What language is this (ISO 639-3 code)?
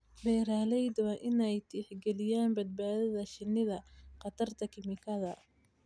som